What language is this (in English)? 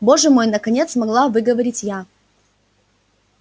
Russian